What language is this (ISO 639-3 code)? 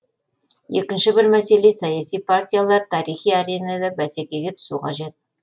kaz